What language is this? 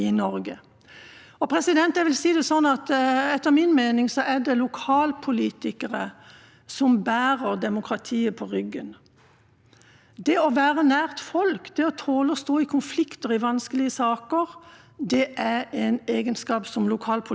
Norwegian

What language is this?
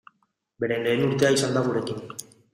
Basque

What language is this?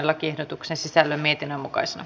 Finnish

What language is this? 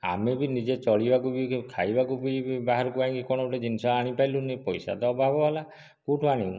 Odia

